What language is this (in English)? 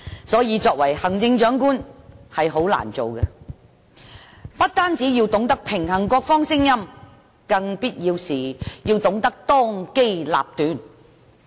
Cantonese